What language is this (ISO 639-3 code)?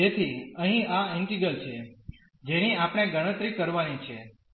guj